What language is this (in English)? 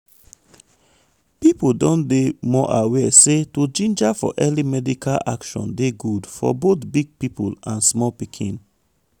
Nigerian Pidgin